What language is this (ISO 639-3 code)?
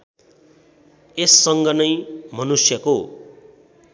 nep